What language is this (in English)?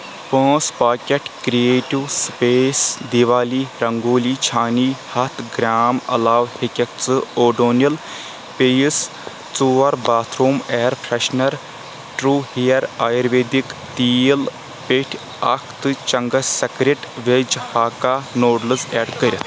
Kashmiri